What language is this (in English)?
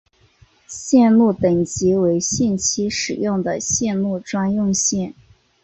Chinese